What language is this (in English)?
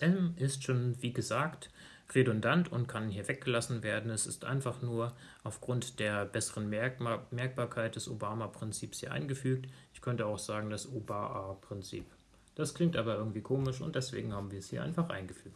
German